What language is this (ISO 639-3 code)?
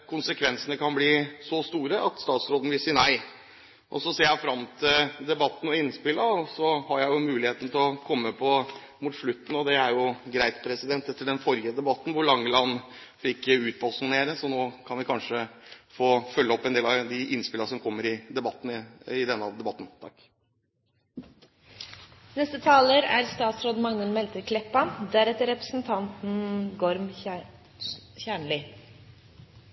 nor